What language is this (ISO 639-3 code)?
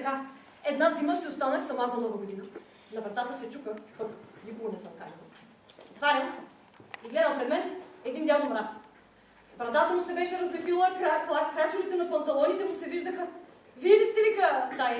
bul